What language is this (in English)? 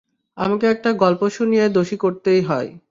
Bangla